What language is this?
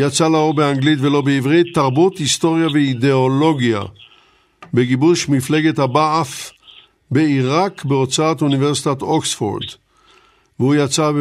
Hebrew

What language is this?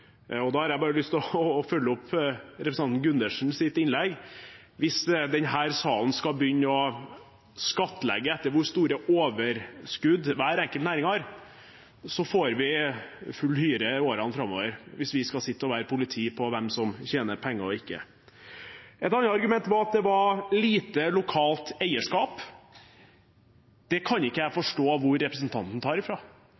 Norwegian Bokmål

